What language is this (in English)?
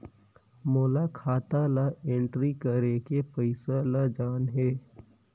Chhattisgarhi